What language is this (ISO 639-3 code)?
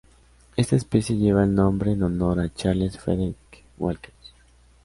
spa